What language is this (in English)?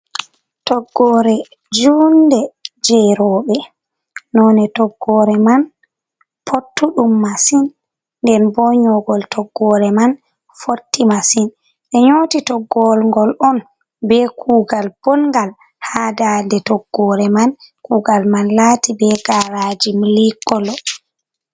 Fula